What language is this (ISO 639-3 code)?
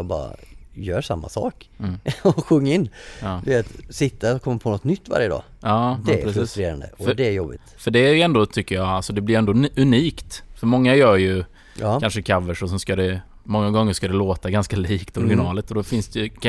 swe